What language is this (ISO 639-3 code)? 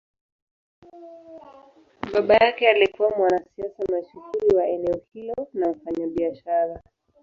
swa